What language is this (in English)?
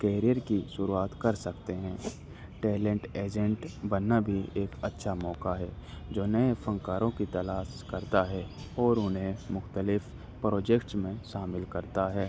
Urdu